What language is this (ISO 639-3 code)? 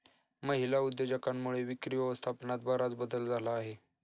mar